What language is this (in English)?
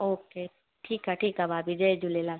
Sindhi